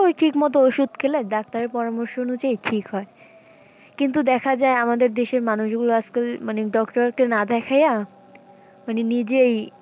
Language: Bangla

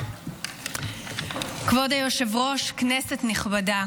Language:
Hebrew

